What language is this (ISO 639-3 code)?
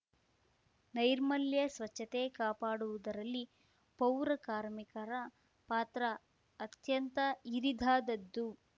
kan